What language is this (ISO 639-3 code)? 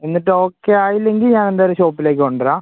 mal